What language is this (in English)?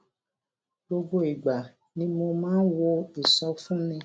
Yoruba